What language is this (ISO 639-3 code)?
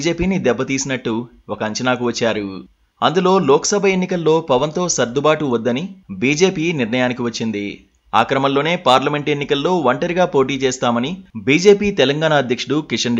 tel